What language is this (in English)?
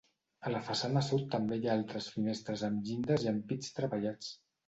Catalan